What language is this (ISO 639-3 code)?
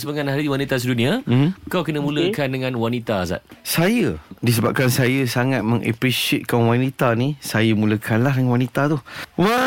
msa